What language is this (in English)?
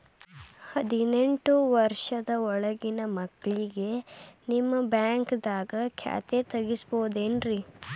Kannada